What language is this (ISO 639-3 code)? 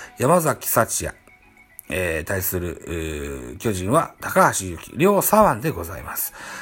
jpn